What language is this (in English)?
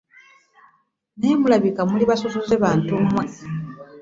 Ganda